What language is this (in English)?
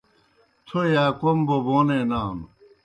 Kohistani Shina